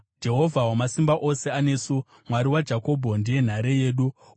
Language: Shona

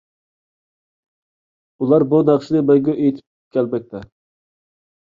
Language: Uyghur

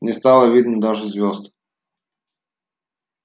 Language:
Russian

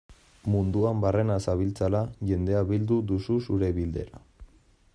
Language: Basque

